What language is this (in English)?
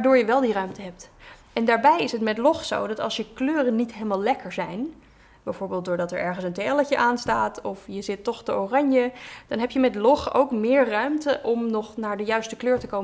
Dutch